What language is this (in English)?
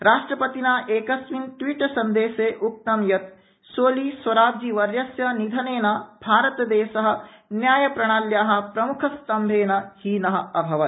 Sanskrit